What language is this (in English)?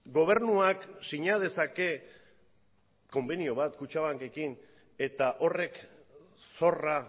Basque